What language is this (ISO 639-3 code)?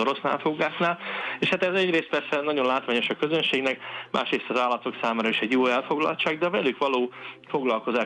hun